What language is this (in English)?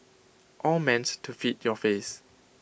English